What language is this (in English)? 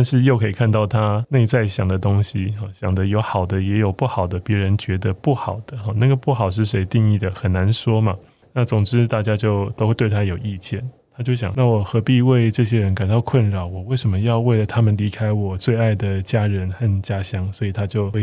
Chinese